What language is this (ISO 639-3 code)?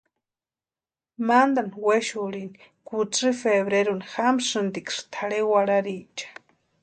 pua